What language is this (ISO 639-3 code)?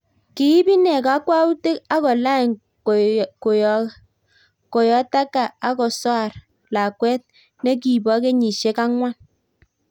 kln